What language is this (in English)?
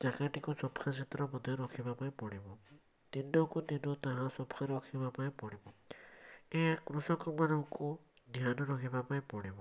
Odia